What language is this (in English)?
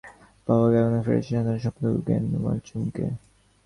Bangla